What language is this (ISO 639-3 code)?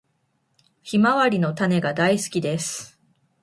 jpn